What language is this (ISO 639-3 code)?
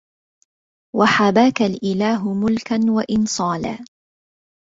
ara